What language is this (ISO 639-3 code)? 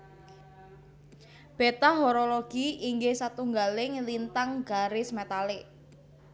jav